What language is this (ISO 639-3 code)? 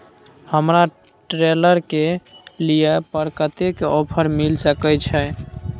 mai